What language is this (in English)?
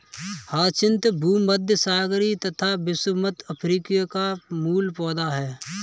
Hindi